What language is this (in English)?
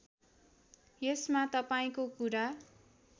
Nepali